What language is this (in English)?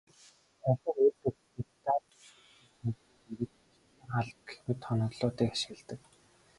Mongolian